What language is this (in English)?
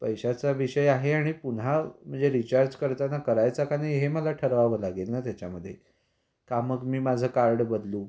Marathi